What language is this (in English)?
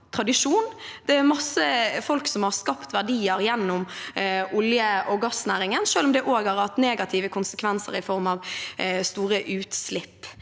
Norwegian